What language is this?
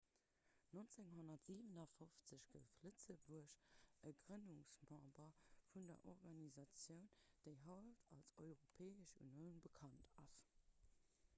Luxembourgish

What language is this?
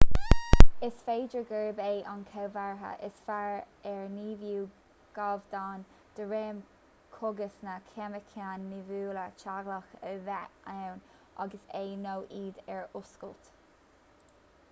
Irish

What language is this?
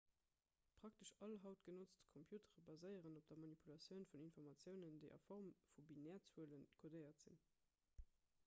Luxembourgish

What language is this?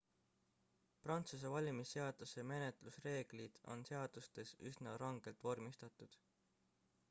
Estonian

